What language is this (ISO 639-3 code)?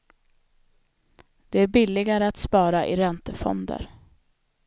swe